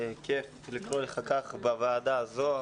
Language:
Hebrew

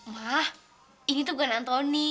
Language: Indonesian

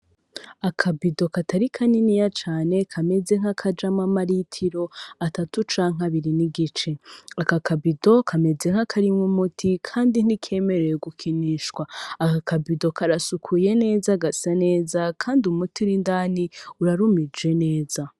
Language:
Rundi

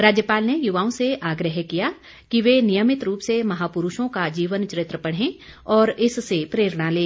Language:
Hindi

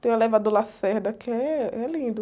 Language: Portuguese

